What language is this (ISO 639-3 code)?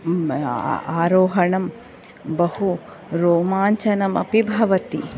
san